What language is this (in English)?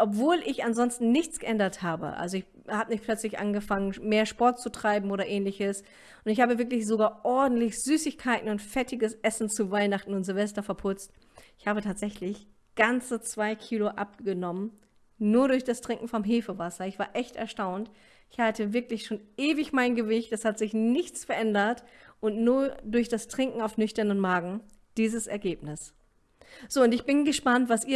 German